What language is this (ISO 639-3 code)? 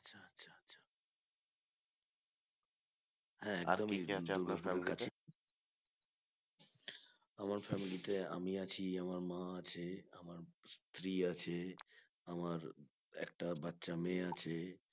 ben